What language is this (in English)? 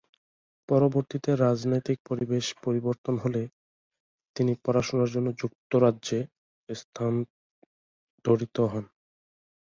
Bangla